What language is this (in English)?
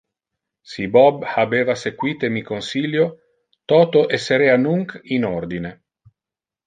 Interlingua